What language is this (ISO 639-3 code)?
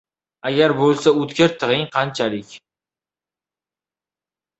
uzb